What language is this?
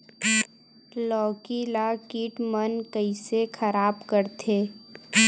Chhattisgarhi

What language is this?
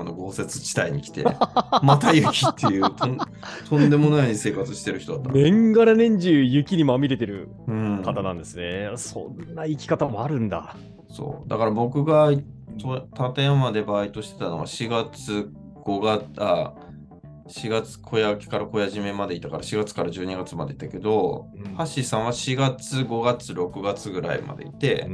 Japanese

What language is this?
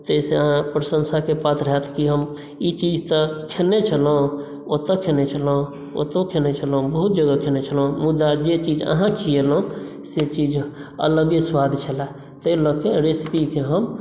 Maithili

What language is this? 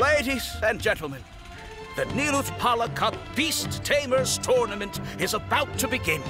English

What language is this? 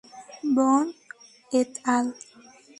Spanish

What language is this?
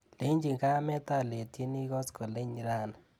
Kalenjin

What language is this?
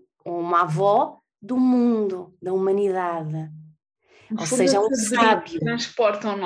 Portuguese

